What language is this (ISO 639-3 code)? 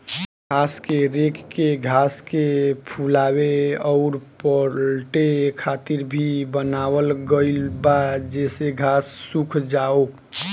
bho